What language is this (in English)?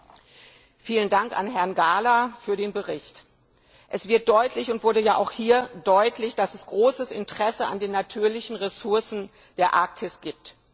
German